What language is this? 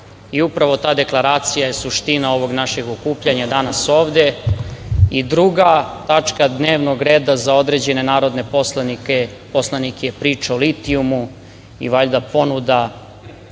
Serbian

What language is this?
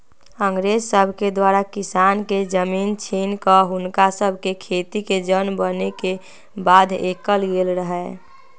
Magahi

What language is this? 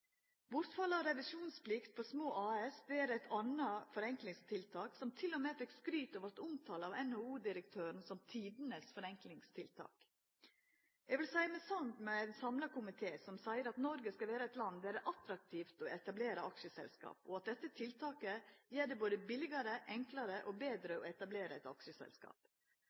Norwegian Nynorsk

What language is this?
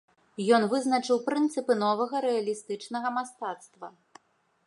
Belarusian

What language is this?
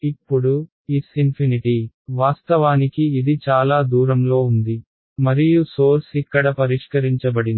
Telugu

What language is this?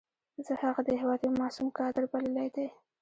Pashto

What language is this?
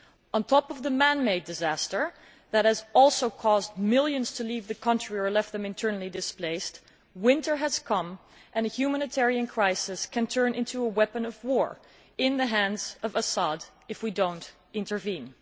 English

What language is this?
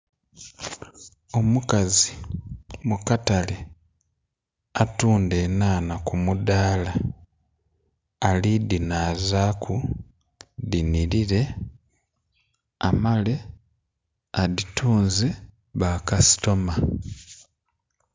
Soga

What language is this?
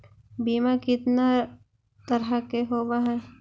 Magahi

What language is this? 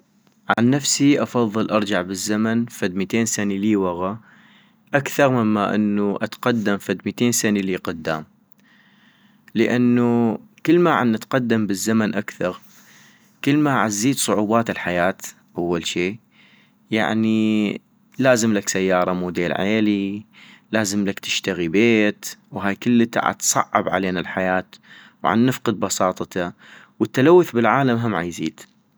North Mesopotamian Arabic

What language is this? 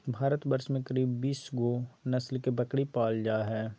Magahi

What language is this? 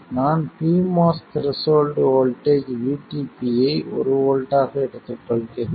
Tamil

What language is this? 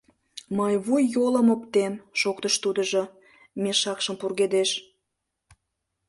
Mari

